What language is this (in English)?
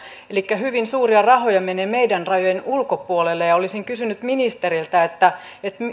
Finnish